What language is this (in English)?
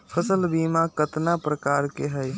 Magahi